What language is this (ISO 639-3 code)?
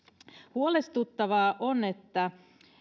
fin